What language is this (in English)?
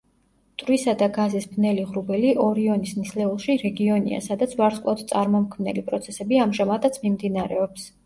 Georgian